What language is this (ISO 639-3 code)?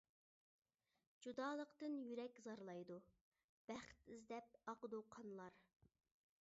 uig